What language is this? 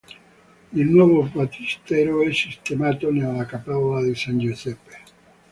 Italian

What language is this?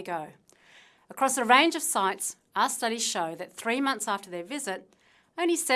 English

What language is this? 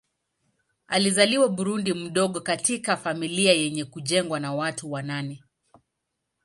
Swahili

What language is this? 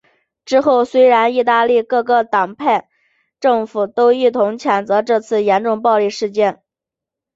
Chinese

